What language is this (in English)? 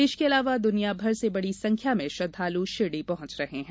Hindi